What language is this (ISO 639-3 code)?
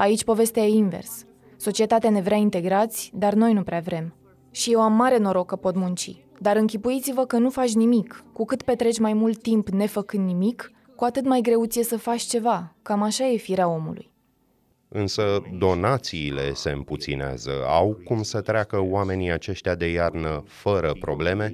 ron